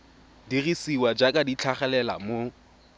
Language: Tswana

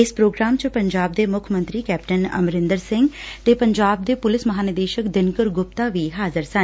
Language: Punjabi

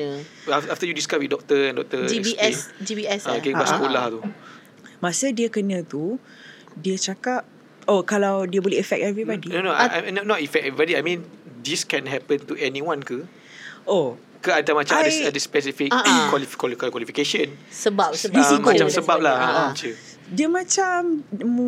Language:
Malay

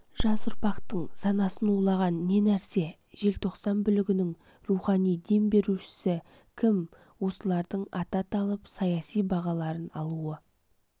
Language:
Kazakh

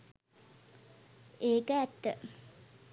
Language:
Sinhala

